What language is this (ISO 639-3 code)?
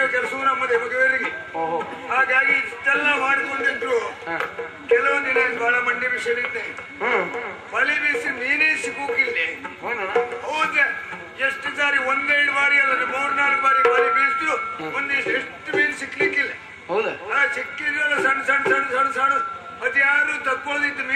ara